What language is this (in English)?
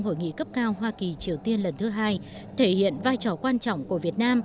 Vietnamese